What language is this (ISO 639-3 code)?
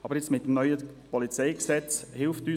gsw